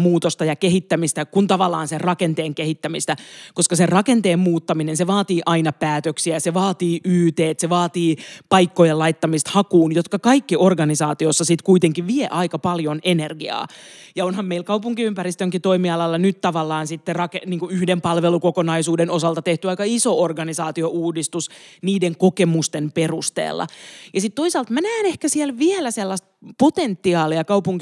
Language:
Finnish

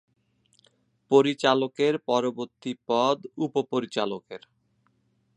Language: Bangla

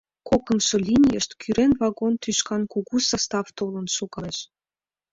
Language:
Mari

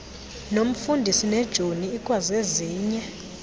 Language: Xhosa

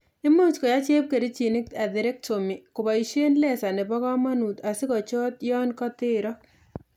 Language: Kalenjin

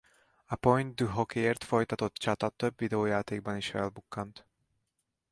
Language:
Hungarian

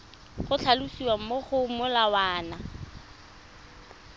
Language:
Tswana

